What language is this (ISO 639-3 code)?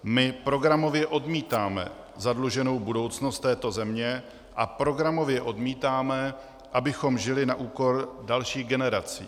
ces